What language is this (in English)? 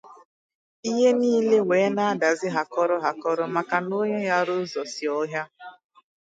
Igbo